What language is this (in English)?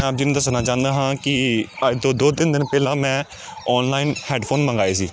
Punjabi